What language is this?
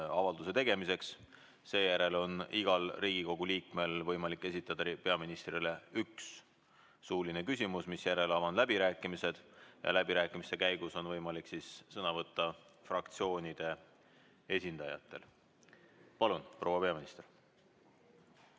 Estonian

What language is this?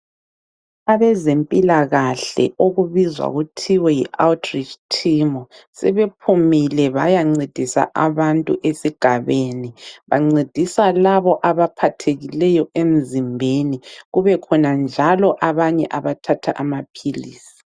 North Ndebele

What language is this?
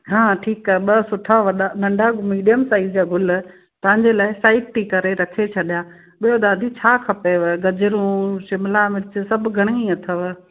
Sindhi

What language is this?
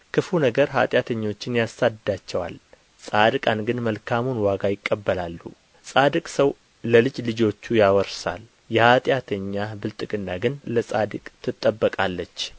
Amharic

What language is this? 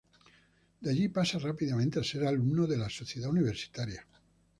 Spanish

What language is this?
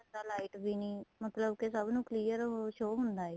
Punjabi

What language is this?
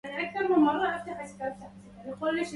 Arabic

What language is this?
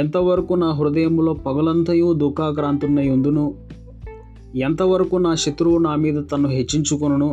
Telugu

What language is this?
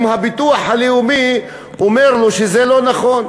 Hebrew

